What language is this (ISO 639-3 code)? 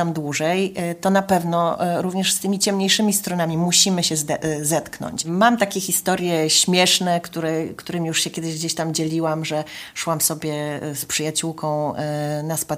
pol